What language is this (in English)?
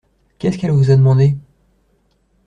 French